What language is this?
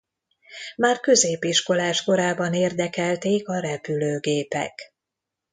Hungarian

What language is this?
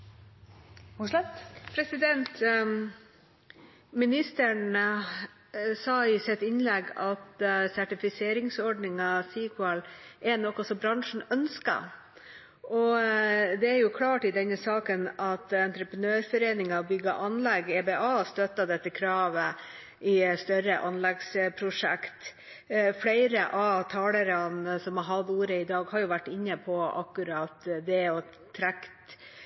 Norwegian Bokmål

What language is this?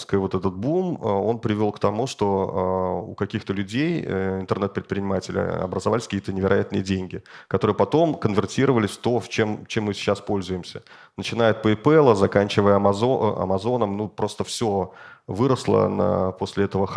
Russian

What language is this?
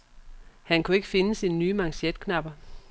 Danish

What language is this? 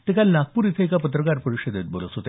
Marathi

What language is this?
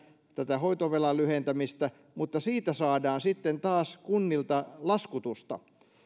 Finnish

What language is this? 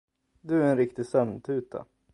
Swedish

